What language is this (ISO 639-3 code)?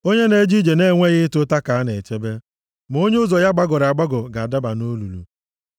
ibo